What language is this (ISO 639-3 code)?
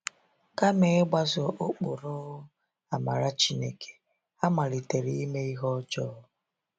ibo